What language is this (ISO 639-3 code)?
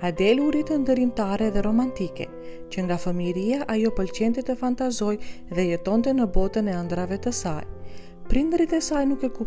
ron